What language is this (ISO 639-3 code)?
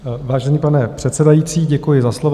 ces